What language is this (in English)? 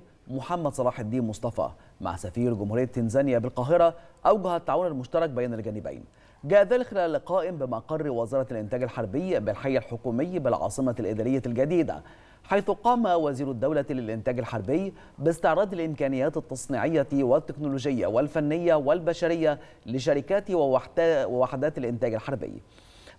Arabic